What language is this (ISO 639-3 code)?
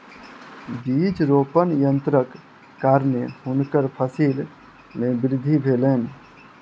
mai